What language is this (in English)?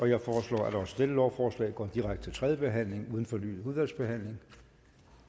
Danish